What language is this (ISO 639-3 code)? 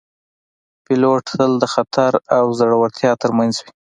pus